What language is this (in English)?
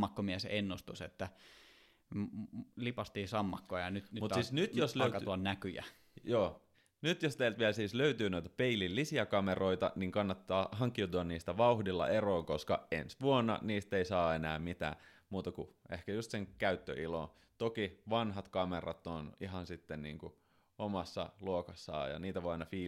Finnish